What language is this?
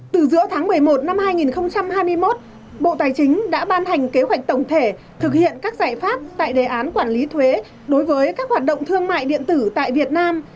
Vietnamese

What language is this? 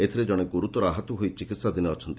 Odia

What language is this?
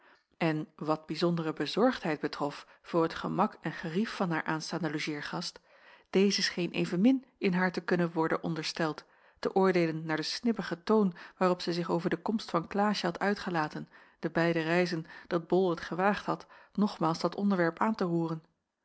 Dutch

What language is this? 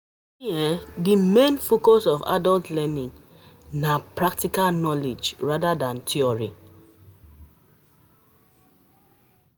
Nigerian Pidgin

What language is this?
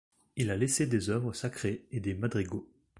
French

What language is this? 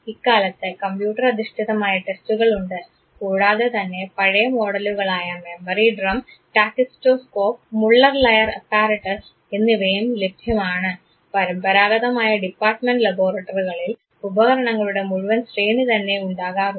Malayalam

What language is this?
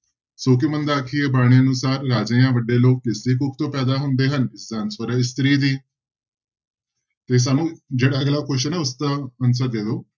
Punjabi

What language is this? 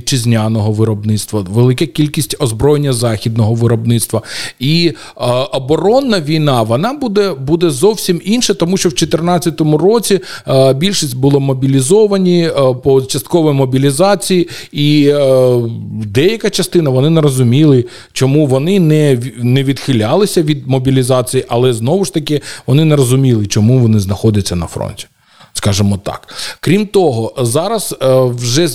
Ukrainian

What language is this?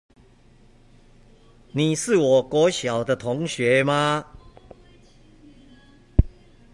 Chinese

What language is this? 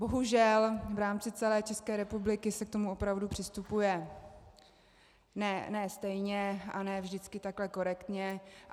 Czech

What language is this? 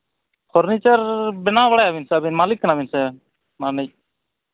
Santali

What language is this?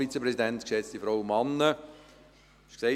Swiss German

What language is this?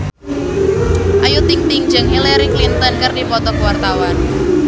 Sundanese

